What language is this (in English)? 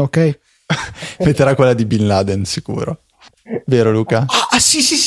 Italian